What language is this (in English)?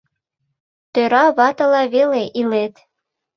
Mari